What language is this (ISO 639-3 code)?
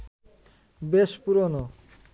ben